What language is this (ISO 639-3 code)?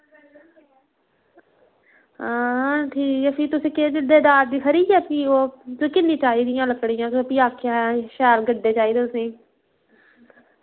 doi